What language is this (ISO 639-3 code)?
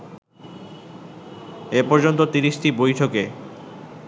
ben